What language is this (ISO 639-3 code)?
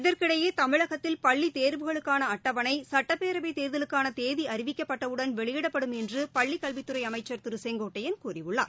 tam